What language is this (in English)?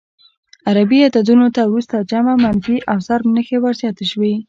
Pashto